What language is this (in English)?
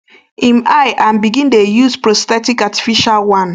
Nigerian Pidgin